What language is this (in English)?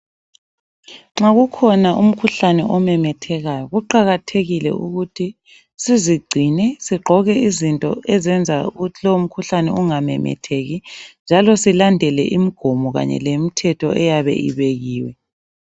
North Ndebele